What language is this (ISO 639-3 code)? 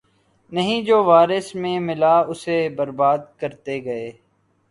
urd